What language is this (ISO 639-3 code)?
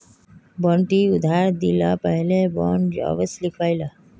mag